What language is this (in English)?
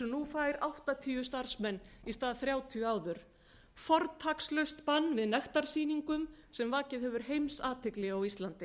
Icelandic